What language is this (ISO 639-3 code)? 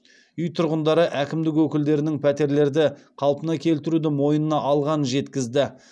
kaz